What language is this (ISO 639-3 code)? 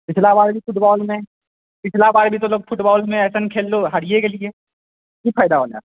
mai